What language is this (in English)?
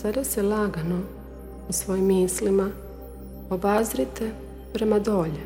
Croatian